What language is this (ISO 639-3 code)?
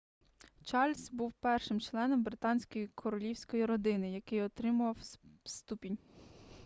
ukr